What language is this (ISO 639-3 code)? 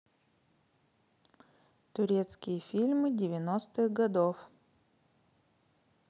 rus